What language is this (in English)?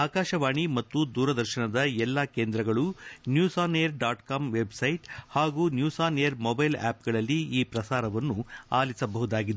Kannada